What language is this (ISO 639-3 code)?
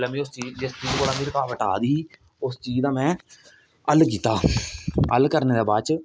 doi